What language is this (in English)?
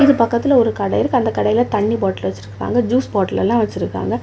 Tamil